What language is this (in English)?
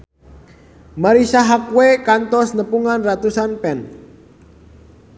Sundanese